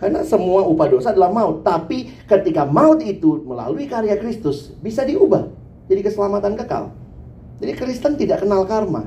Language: Indonesian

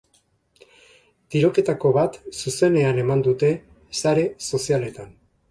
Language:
Basque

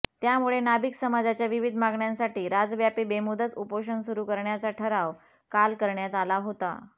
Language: Marathi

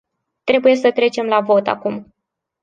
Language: Romanian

